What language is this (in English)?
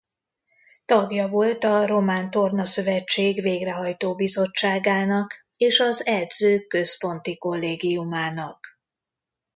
Hungarian